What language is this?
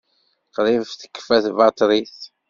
Kabyle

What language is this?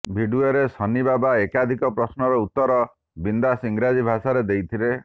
Odia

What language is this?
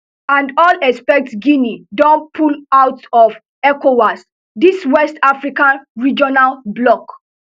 Nigerian Pidgin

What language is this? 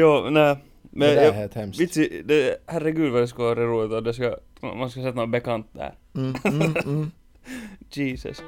Swedish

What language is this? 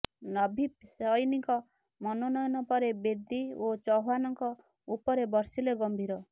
Odia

